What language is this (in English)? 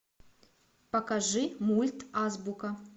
Russian